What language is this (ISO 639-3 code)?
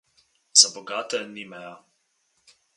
slv